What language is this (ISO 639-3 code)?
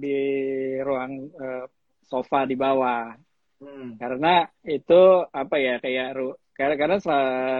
ind